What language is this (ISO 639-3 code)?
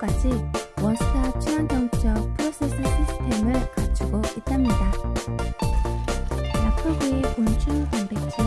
kor